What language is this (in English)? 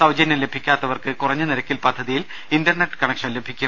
Malayalam